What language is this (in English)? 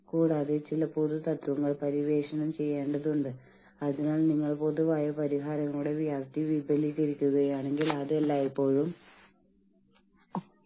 Malayalam